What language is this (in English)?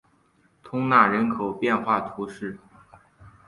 Chinese